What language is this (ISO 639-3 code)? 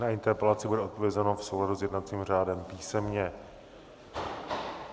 ces